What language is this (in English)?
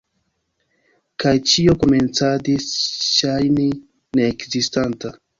Esperanto